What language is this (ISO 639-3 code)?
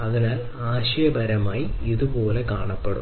mal